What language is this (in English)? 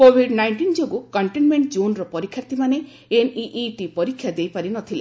Odia